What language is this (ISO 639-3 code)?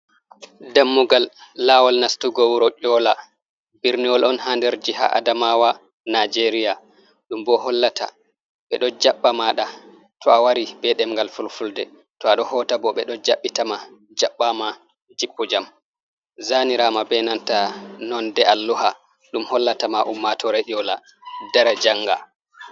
ful